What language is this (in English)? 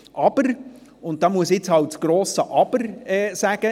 Swiss German